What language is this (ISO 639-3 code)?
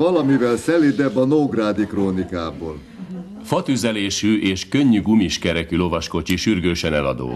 hun